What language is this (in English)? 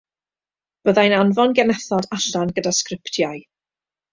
Welsh